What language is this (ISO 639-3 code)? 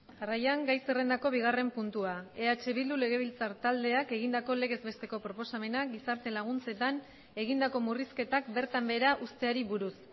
eus